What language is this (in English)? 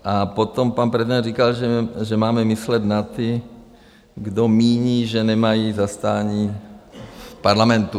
Czech